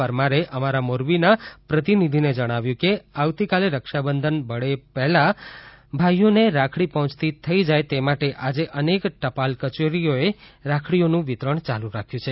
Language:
Gujarati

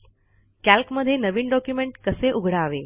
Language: Marathi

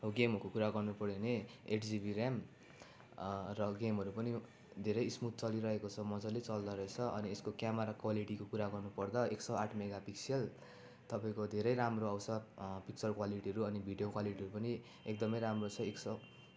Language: Nepali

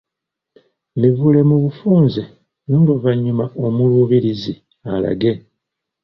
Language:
Ganda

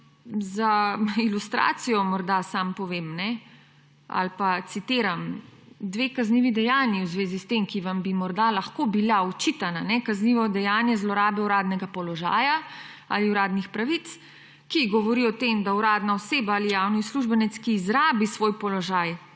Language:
Slovenian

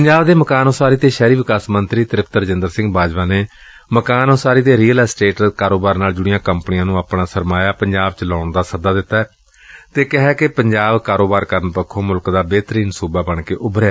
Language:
Punjabi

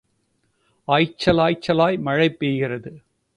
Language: Tamil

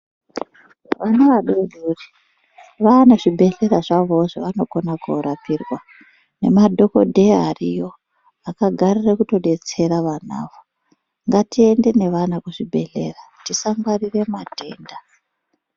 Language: Ndau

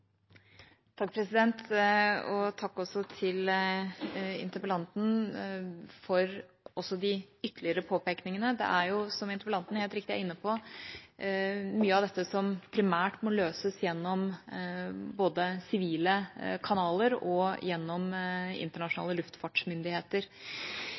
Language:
Norwegian Bokmål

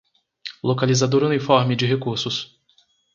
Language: Portuguese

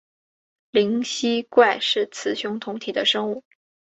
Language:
Chinese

